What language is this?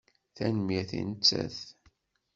Kabyle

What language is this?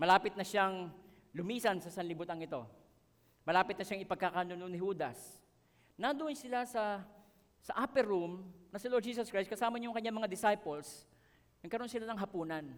Filipino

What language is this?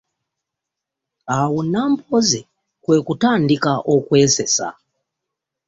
Ganda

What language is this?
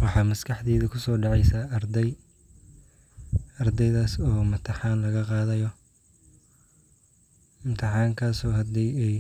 Somali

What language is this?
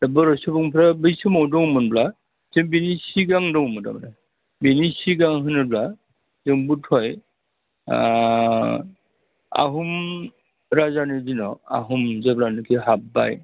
Bodo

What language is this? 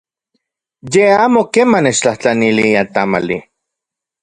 Central Puebla Nahuatl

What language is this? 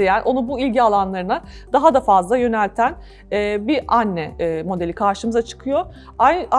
Turkish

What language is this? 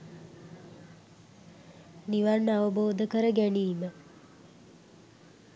Sinhala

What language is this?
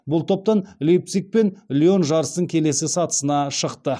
Kazakh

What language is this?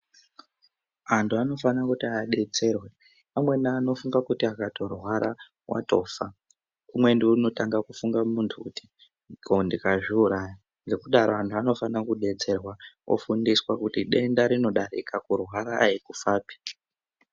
Ndau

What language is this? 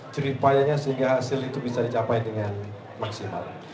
Indonesian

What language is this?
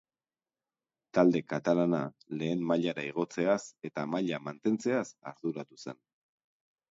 Basque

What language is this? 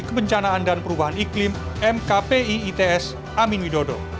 Indonesian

